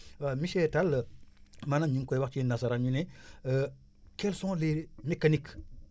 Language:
Wolof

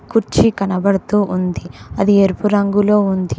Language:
Telugu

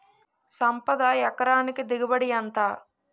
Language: Telugu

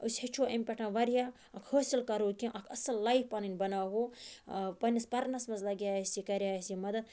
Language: Kashmiri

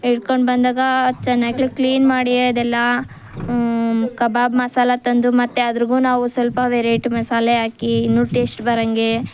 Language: Kannada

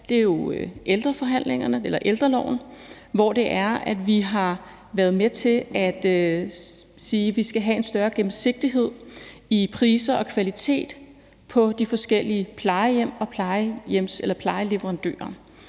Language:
Danish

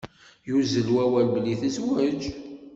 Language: Kabyle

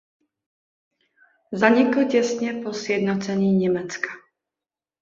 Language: Czech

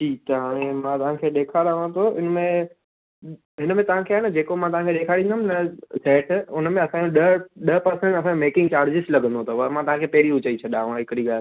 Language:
Sindhi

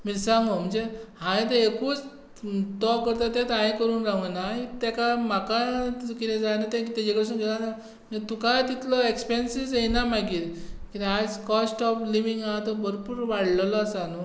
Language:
Konkani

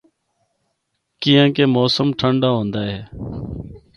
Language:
Northern Hindko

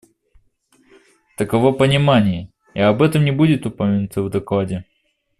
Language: Russian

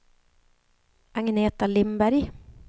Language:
Swedish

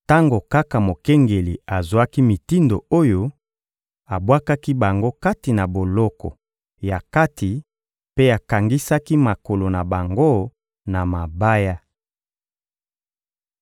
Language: Lingala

